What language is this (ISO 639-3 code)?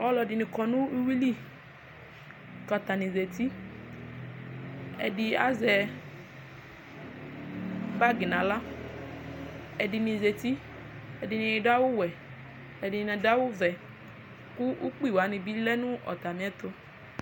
kpo